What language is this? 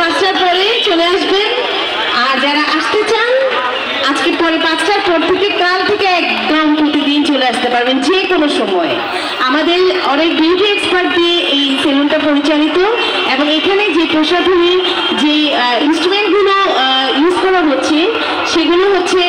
Arabic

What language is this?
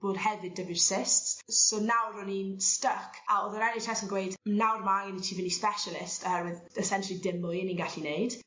Welsh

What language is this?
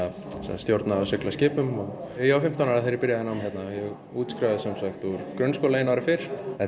Icelandic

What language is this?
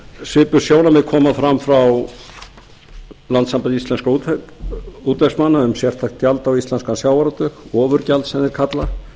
Icelandic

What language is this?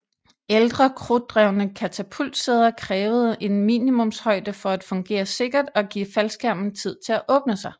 Danish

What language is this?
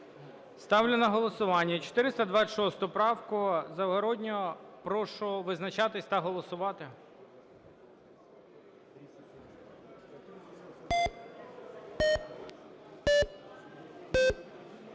Ukrainian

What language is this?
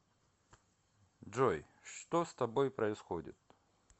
Russian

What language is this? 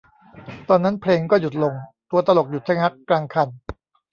Thai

